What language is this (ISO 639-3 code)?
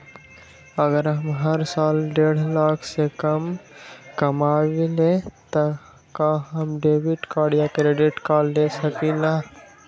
mag